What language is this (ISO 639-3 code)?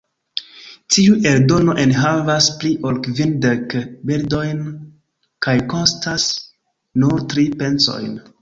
epo